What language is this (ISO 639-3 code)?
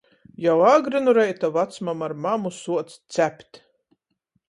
ltg